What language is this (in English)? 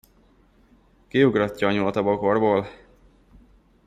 Hungarian